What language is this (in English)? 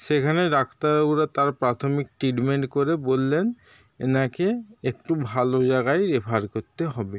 Bangla